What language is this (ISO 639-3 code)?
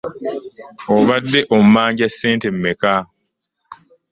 lug